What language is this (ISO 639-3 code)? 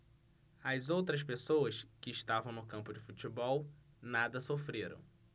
por